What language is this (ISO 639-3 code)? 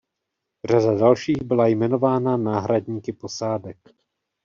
ces